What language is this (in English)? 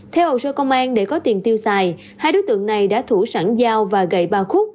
Vietnamese